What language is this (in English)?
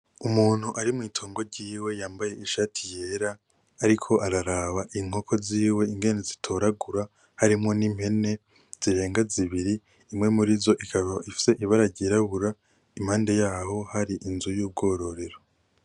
Rundi